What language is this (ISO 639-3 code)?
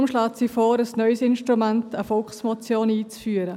gsw